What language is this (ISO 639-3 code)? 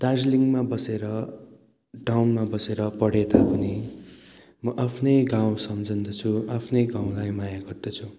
nep